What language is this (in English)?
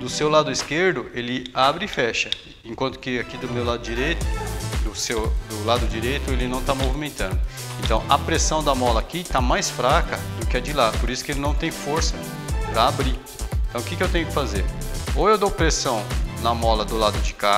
Portuguese